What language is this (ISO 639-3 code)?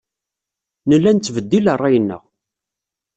kab